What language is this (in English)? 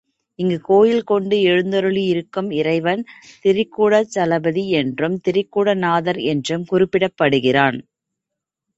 Tamil